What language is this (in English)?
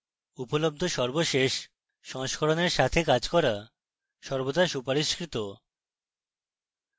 Bangla